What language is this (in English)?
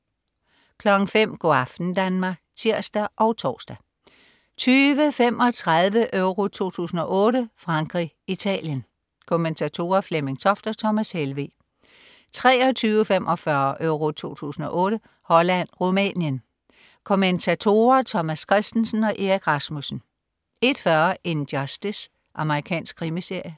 Danish